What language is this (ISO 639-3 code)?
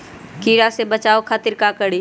mag